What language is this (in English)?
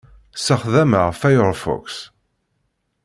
Kabyle